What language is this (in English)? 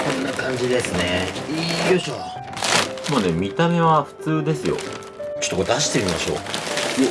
Japanese